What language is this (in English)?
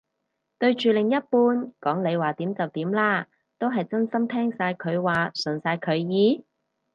Cantonese